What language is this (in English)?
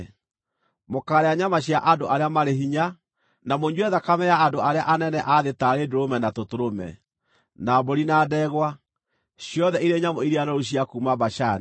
Kikuyu